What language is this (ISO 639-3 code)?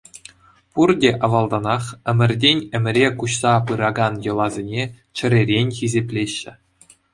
chv